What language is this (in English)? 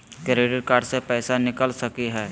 Magahi